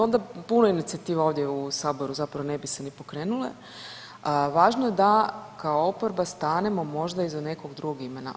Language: Croatian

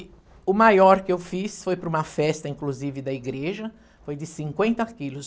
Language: Portuguese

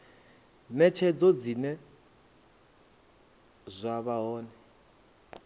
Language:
Venda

